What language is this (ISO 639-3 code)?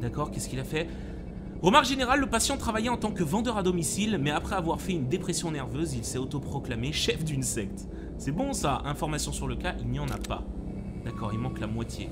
fra